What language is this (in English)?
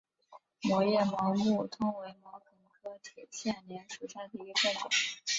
Chinese